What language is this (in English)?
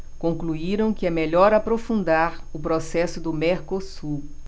Portuguese